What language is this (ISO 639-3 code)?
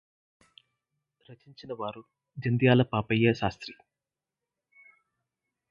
tel